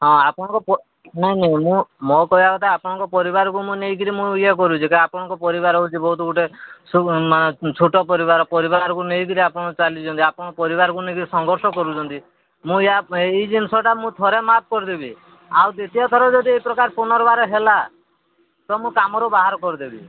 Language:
Odia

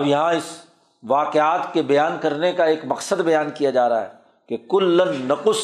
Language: Urdu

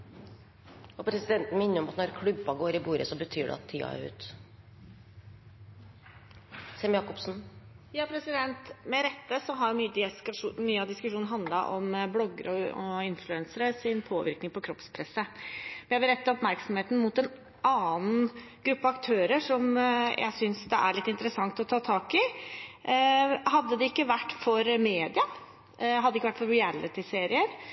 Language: Norwegian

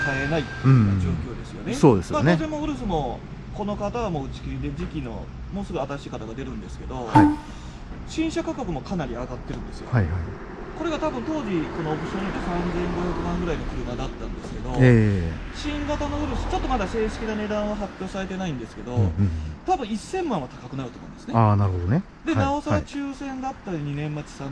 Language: Japanese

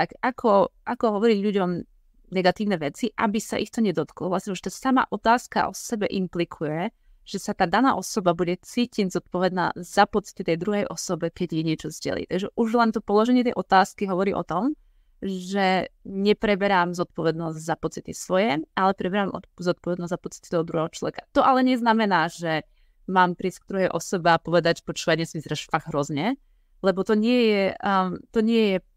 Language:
Slovak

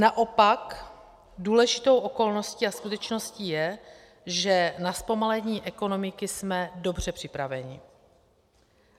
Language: Czech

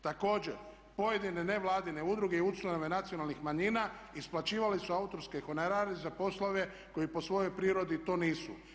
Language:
Croatian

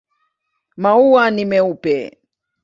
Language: Swahili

